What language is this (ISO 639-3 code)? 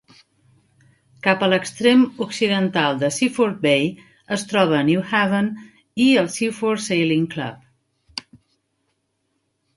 cat